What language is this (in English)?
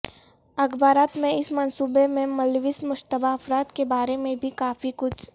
Urdu